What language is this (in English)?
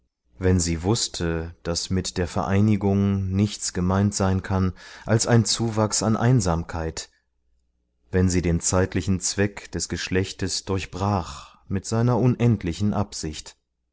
German